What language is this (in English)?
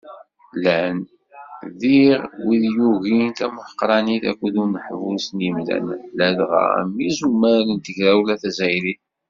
Kabyle